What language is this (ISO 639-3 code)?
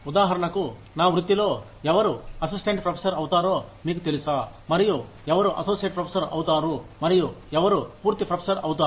tel